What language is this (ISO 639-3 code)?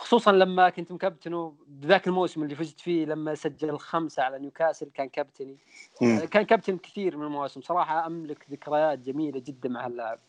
ara